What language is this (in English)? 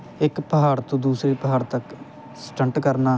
Punjabi